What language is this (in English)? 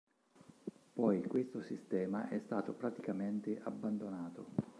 Italian